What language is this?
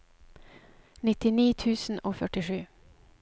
Norwegian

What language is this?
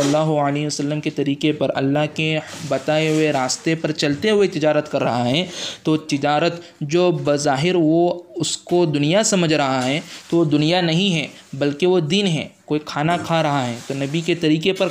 Urdu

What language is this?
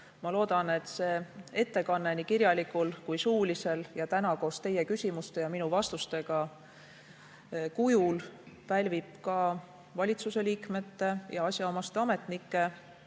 Estonian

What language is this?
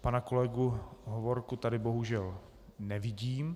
Czech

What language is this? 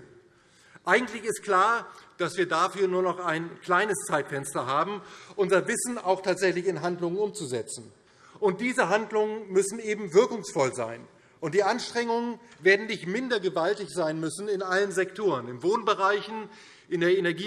German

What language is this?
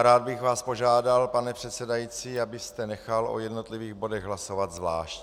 Czech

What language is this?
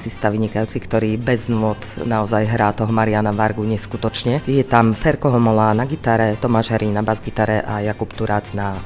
Slovak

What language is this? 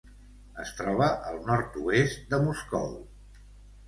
Catalan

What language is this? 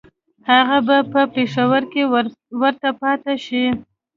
Pashto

